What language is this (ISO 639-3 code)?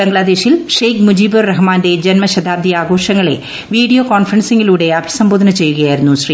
mal